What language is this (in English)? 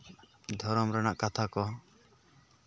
Santali